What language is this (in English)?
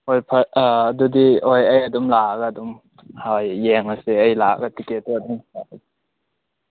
Manipuri